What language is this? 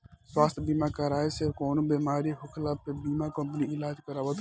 Bhojpuri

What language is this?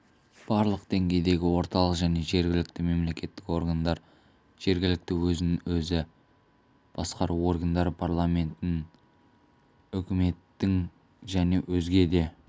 Kazakh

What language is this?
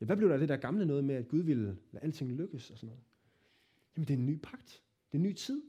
Danish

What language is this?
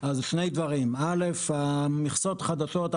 Hebrew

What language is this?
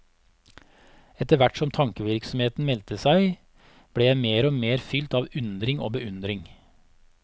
Norwegian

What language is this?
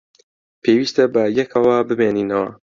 Central Kurdish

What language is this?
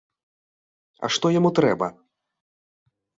Belarusian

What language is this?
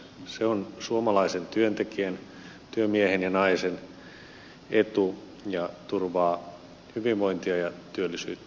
Finnish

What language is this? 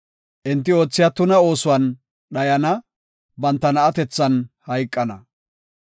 Gofa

